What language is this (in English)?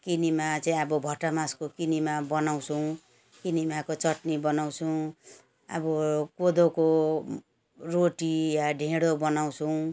Nepali